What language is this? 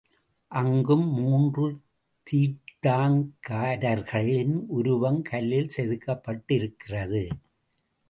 Tamil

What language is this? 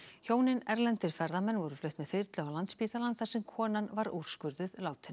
Icelandic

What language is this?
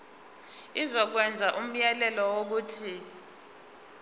Zulu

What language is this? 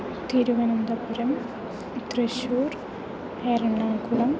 Sanskrit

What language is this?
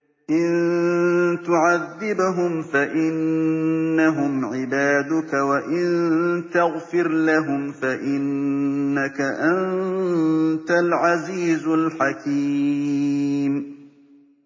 Arabic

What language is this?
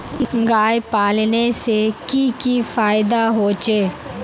Magahi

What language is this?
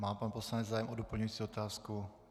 Czech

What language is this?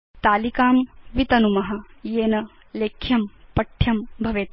Sanskrit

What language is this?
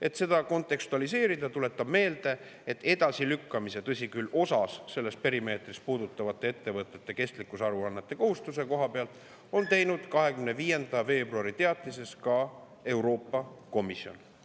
Estonian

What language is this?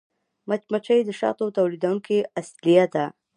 Pashto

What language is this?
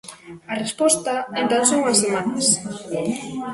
Galician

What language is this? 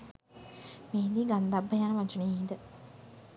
Sinhala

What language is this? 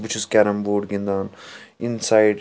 Kashmiri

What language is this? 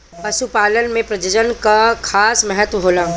Bhojpuri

